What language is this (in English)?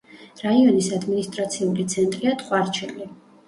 Georgian